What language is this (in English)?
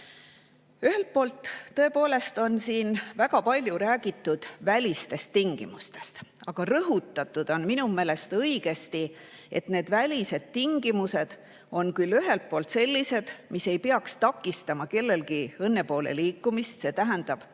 Estonian